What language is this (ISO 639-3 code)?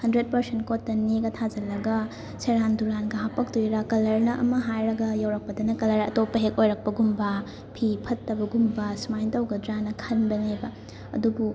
mni